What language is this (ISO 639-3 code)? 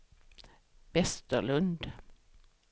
swe